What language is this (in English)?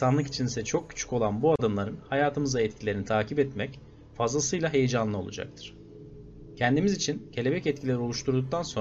Turkish